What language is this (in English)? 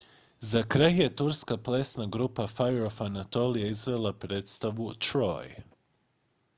Croatian